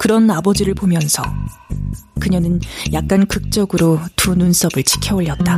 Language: Korean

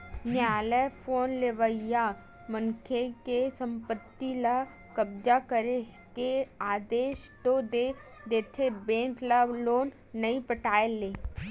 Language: Chhattisgarhi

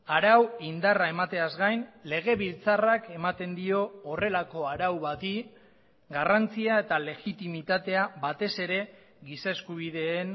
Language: Basque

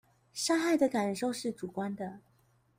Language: Chinese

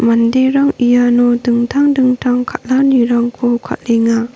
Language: Garo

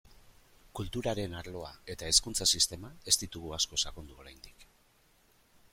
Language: Basque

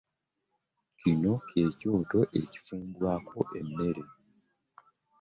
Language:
Ganda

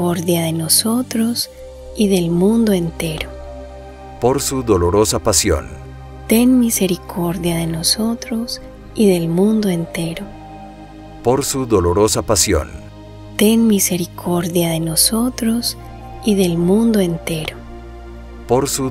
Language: Spanish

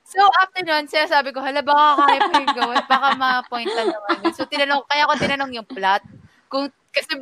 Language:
Filipino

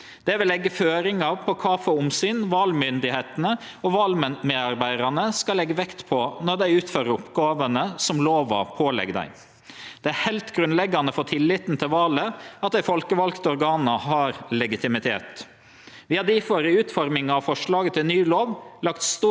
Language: Norwegian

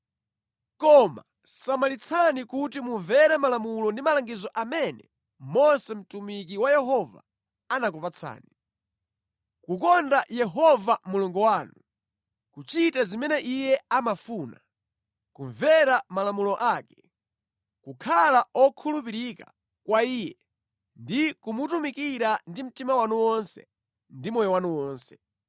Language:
Nyanja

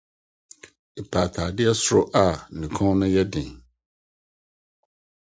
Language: Akan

